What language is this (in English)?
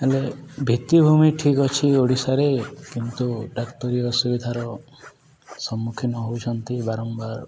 Odia